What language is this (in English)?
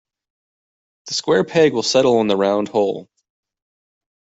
English